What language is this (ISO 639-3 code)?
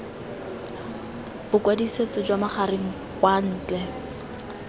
tsn